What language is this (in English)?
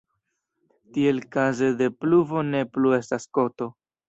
Esperanto